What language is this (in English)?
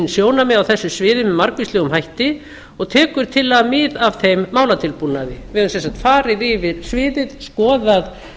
Icelandic